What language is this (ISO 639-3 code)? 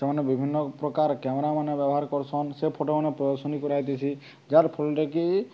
ori